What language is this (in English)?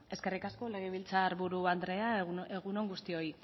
Basque